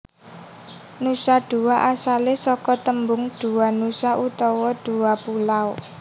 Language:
Javanese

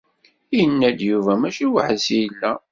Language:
Kabyle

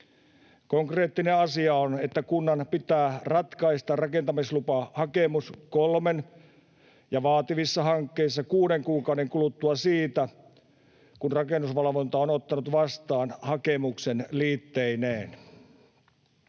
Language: Finnish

